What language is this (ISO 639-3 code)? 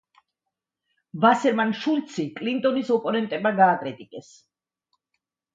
kat